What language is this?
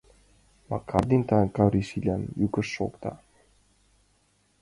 Mari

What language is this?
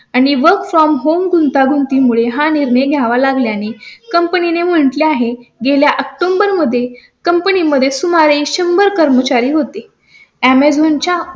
Marathi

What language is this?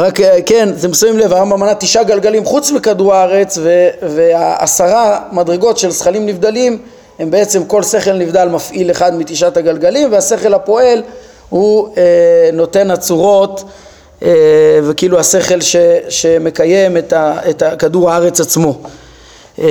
Hebrew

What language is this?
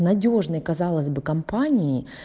Russian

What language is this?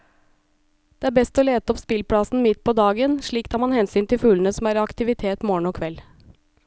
Norwegian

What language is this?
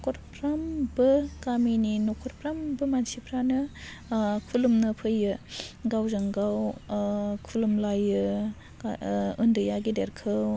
Bodo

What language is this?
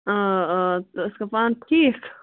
Kashmiri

